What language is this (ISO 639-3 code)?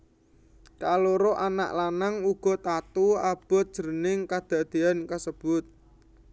jav